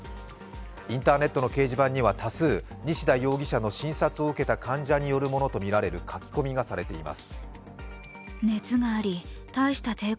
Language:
Japanese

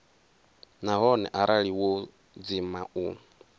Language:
Venda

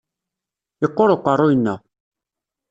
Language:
Kabyle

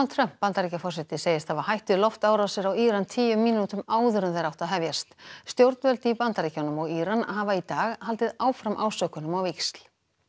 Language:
Icelandic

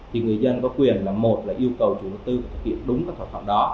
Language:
Vietnamese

